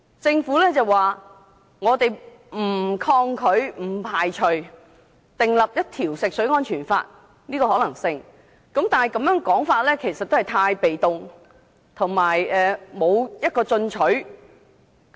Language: Cantonese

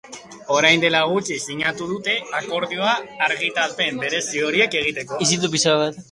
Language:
Basque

